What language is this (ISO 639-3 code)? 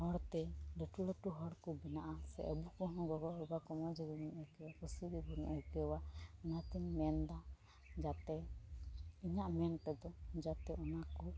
sat